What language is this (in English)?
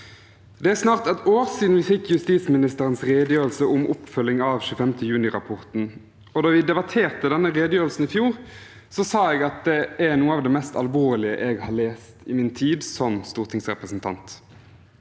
Norwegian